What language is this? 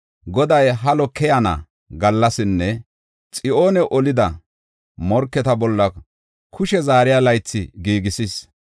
Gofa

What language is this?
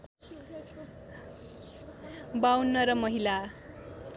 Nepali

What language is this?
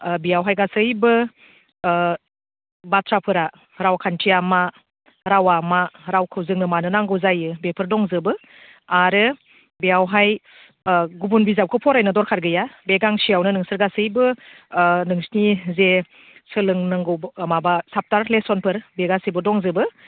Bodo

